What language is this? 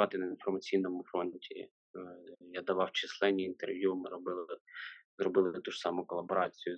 Ukrainian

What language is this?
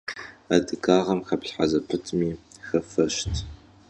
Kabardian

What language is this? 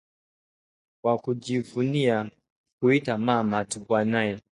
Swahili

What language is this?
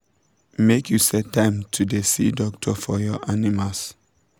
Nigerian Pidgin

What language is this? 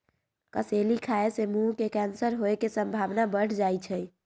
Magahi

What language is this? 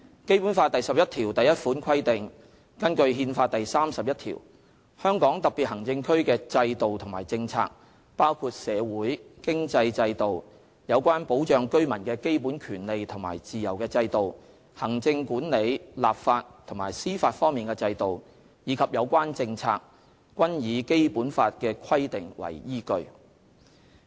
Cantonese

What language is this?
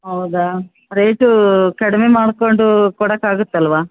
Kannada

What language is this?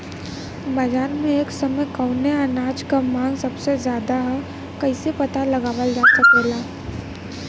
Bhojpuri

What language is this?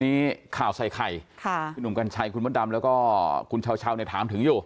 Thai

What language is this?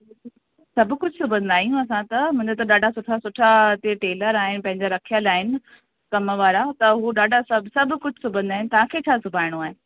Sindhi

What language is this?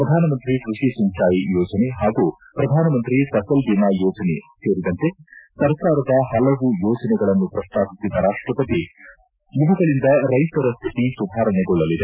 Kannada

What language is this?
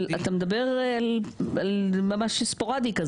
Hebrew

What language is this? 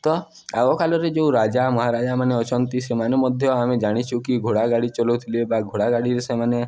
Odia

